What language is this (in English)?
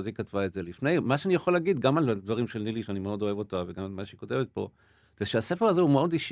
Hebrew